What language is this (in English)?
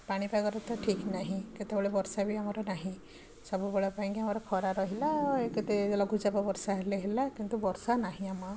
Odia